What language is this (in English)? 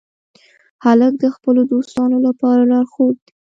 Pashto